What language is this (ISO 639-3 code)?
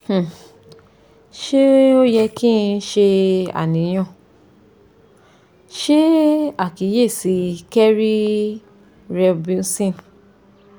yor